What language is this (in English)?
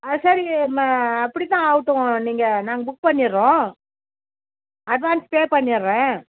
Tamil